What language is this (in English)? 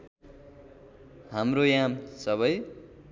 Nepali